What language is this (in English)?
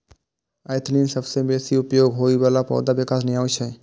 Maithili